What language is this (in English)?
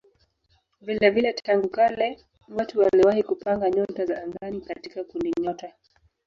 Swahili